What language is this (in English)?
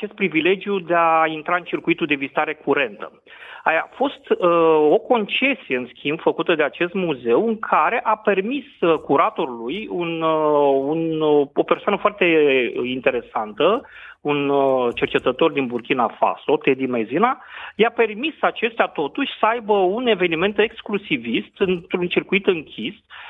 Romanian